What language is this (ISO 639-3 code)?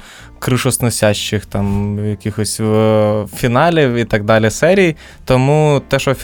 ukr